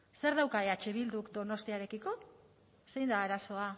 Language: Basque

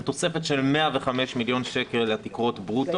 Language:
Hebrew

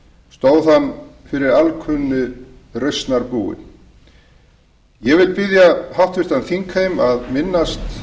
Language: Icelandic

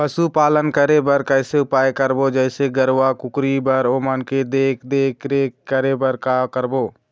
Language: Chhattisgarhi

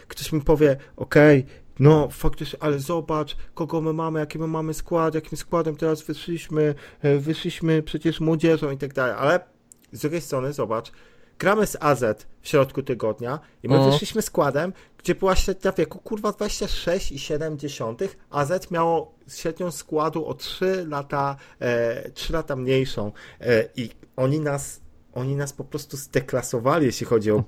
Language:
Polish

